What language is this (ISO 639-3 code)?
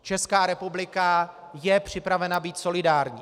ces